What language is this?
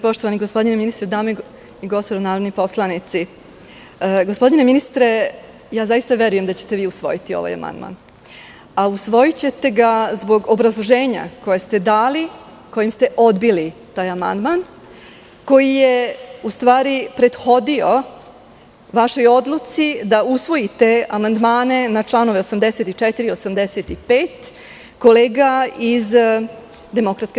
Serbian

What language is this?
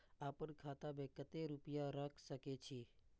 Maithili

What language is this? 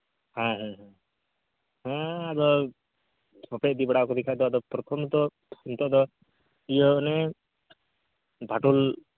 Santali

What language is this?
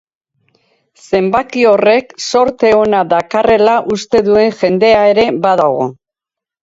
Basque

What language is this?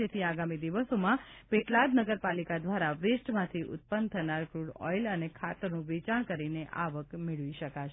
Gujarati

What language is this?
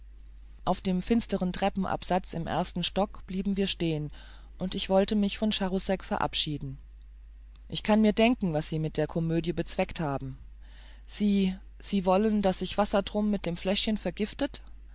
German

